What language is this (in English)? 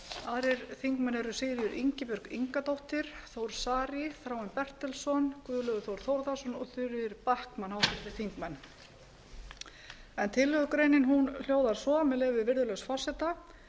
Icelandic